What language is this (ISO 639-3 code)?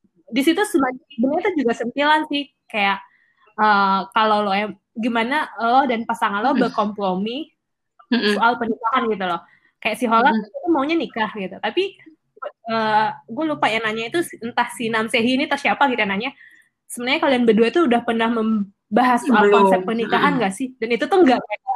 ind